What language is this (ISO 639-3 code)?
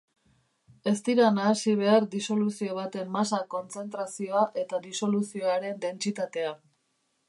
eus